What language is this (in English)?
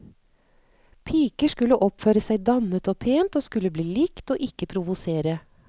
Norwegian